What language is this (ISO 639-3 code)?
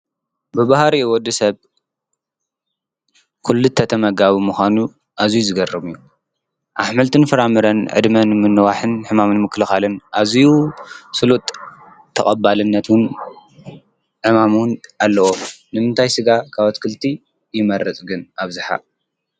tir